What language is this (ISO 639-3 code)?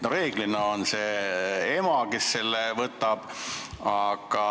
est